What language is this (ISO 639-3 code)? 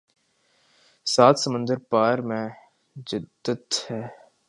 urd